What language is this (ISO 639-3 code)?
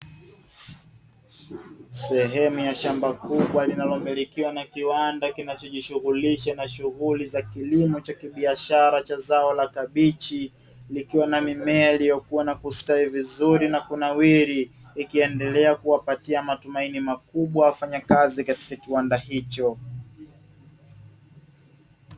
swa